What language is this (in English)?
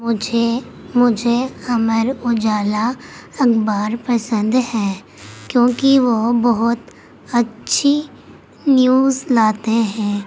Urdu